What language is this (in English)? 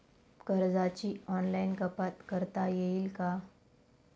Marathi